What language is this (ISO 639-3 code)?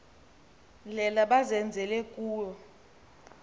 xho